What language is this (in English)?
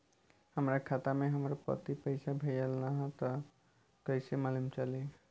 Bhojpuri